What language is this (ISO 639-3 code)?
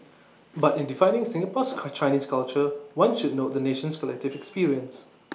eng